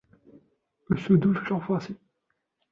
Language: Arabic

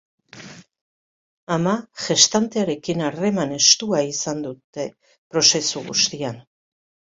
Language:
Basque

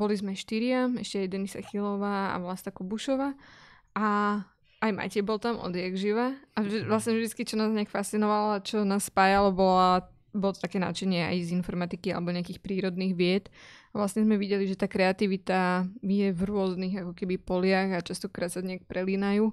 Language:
Slovak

